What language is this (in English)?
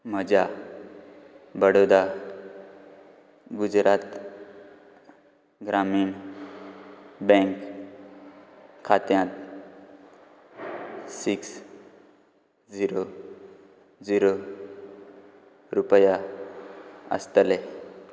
Konkani